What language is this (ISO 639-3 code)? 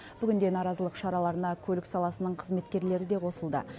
kaz